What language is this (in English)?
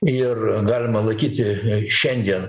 Lithuanian